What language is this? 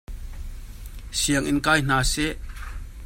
Hakha Chin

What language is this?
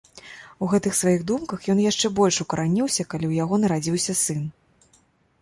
Belarusian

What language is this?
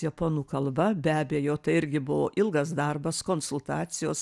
Lithuanian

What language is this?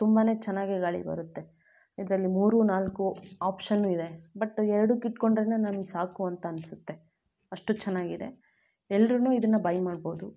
Kannada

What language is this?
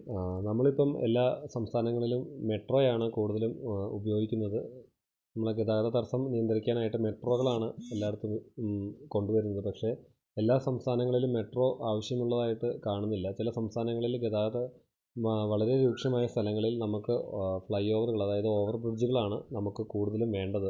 Malayalam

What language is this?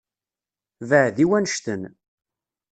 Kabyle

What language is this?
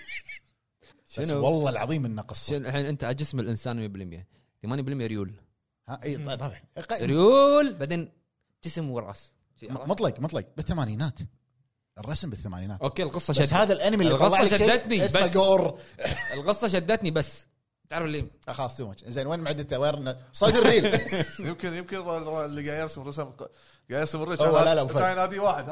Arabic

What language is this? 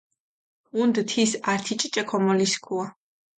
Mingrelian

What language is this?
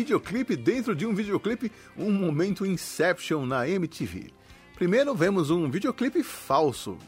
Portuguese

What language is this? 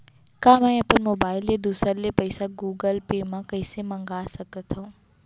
Chhattisgarhi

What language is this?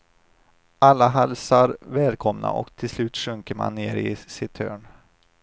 Swedish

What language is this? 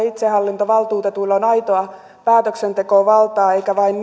Finnish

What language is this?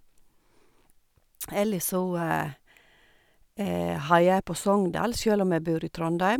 Norwegian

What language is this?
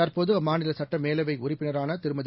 Tamil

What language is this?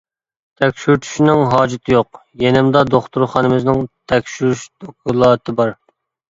Uyghur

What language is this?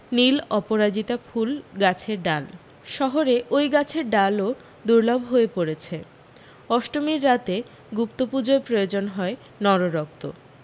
Bangla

